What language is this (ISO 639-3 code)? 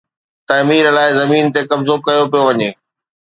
snd